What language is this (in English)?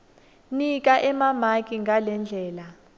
Swati